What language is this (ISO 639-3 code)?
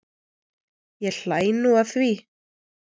isl